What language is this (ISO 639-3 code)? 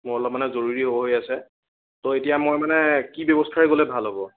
asm